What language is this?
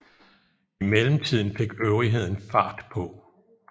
Danish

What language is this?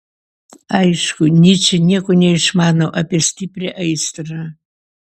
Lithuanian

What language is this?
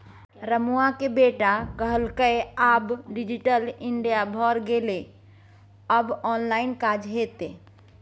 Maithili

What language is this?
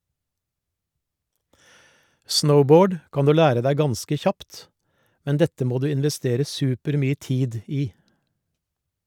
Norwegian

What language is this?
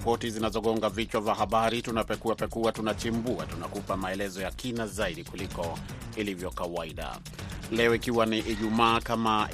Swahili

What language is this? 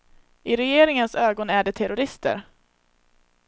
Swedish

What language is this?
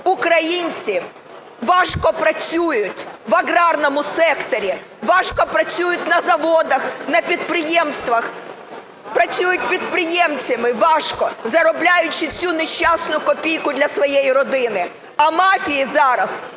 Ukrainian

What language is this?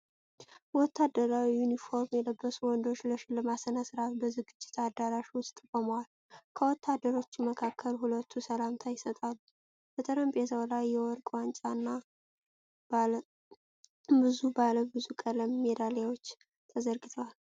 Amharic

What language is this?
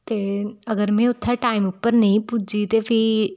Dogri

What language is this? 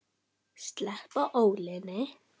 Icelandic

